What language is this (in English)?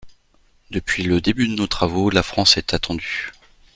French